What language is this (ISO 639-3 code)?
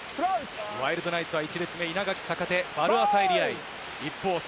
jpn